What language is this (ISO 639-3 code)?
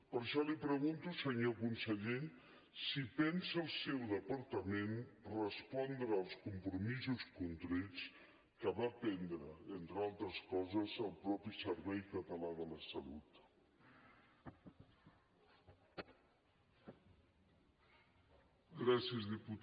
cat